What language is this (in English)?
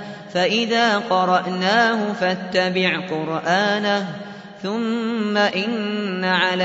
Arabic